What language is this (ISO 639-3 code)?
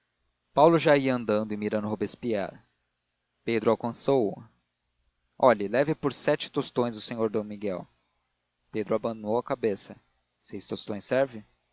por